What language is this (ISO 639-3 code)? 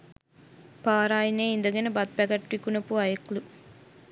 sin